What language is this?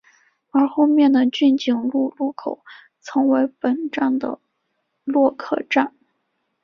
Chinese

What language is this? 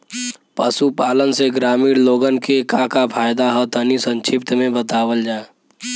Bhojpuri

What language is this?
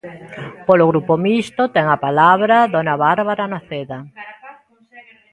Galician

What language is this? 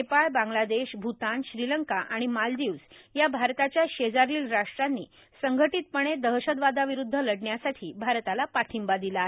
Marathi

